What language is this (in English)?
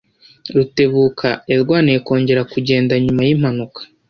Kinyarwanda